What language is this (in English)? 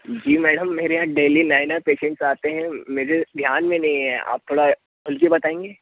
Hindi